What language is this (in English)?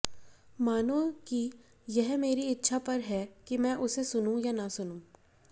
Hindi